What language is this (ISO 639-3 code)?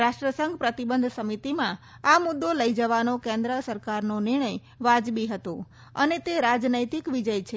guj